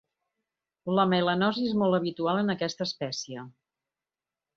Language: Catalan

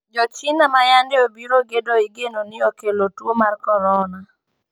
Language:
Luo (Kenya and Tanzania)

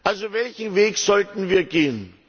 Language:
German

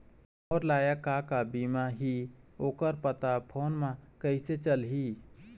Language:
Chhattisgarhi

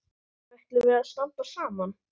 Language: Icelandic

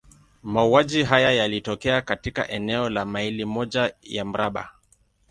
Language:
Swahili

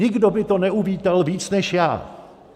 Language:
Czech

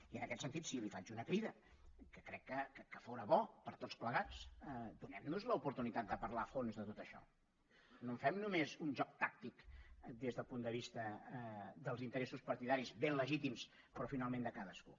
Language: Catalan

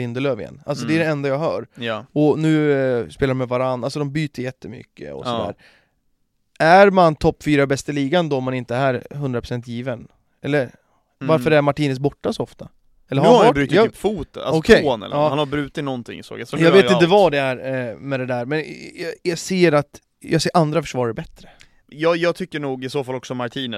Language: Swedish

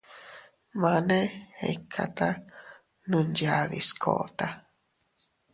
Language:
Teutila Cuicatec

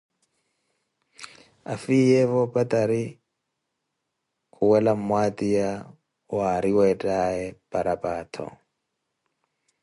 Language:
Koti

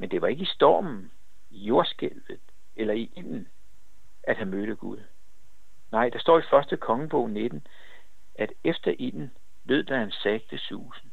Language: Danish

